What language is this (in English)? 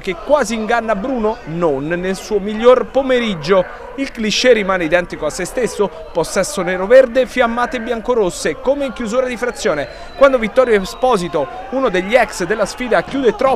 Italian